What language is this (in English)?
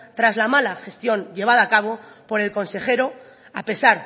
Spanish